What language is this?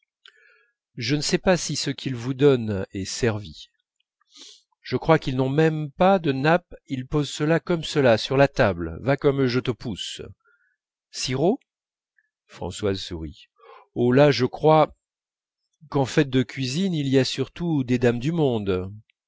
French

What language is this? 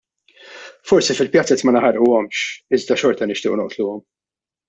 Maltese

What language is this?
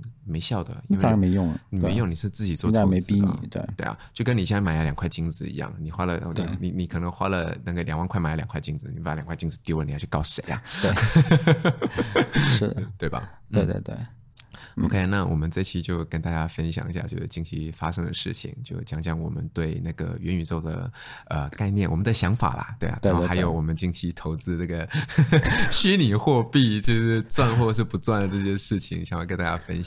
Chinese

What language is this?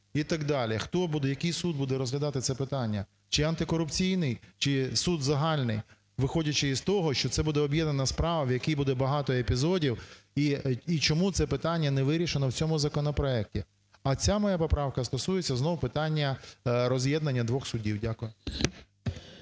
Ukrainian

